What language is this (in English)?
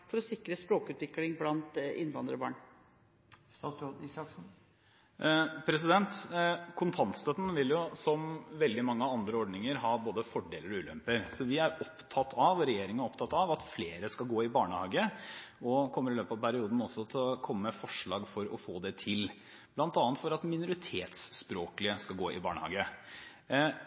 Norwegian